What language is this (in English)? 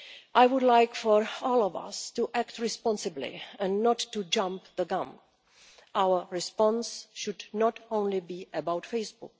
English